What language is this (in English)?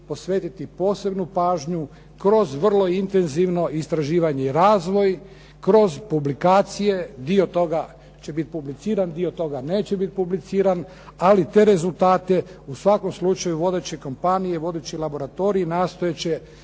Croatian